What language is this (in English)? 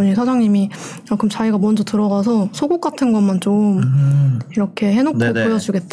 Korean